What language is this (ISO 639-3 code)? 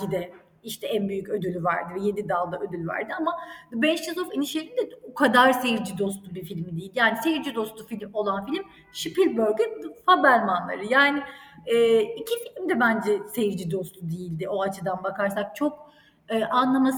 tur